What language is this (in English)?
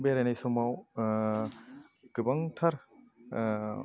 Bodo